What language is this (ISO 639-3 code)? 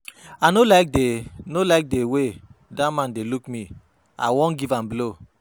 pcm